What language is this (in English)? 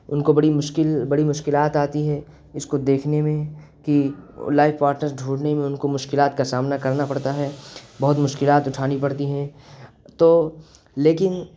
Urdu